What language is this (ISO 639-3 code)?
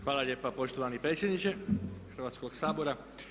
hrv